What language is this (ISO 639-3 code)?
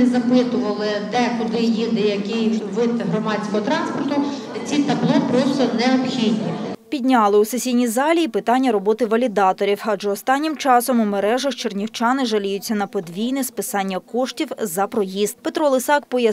ukr